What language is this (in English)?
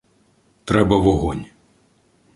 Ukrainian